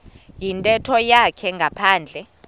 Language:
Xhosa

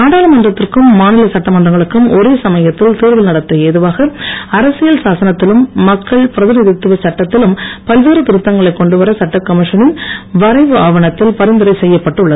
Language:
Tamil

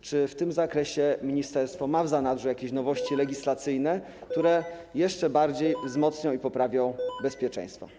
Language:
Polish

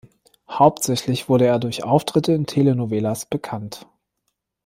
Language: German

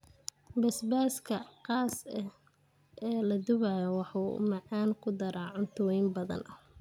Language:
Somali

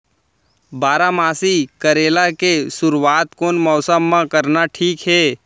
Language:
Chhattisgarhi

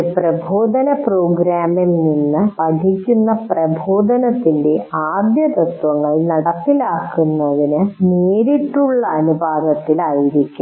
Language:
Malayalam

